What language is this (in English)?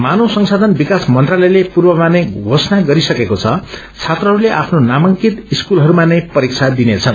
Nepali